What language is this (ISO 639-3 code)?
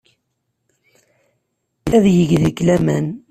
kab